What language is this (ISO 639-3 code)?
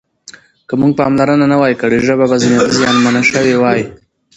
pus